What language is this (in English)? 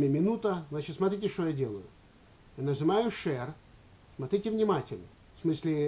Russian